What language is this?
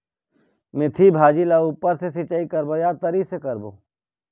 Chhattisgarhi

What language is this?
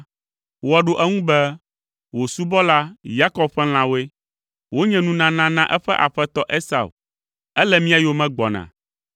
Ewe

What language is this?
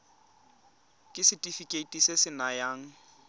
Tswana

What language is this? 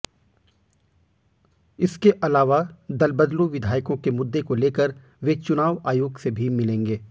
Hindi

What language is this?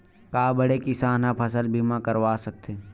Chhattisgarhi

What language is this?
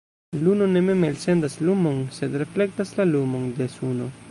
Esperanto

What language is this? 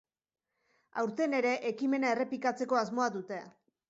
Basque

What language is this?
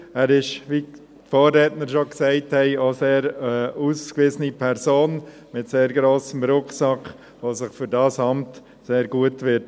Swiss German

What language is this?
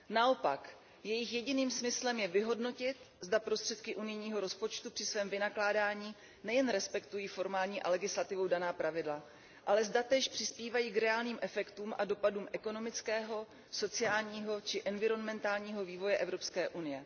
Czech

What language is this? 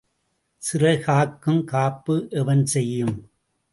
Tamil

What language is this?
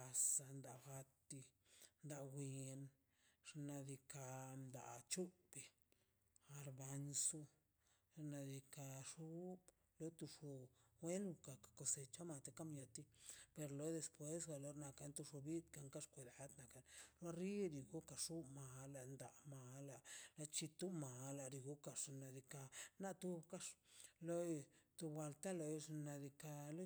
Mazaltepec Zapotec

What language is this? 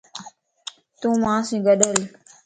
Lasi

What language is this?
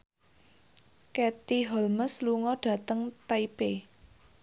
Javanese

